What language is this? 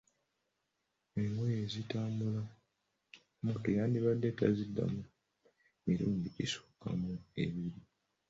Ganda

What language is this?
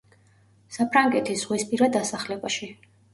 Georgian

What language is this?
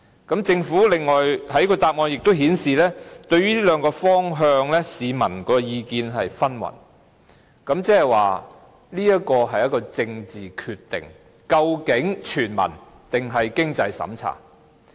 Cantonese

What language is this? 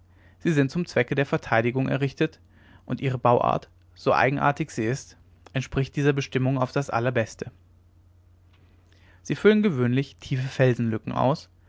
German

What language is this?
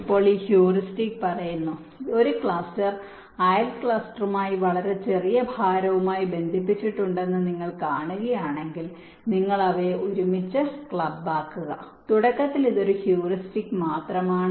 Malayalam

